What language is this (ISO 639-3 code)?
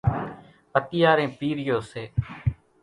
gjk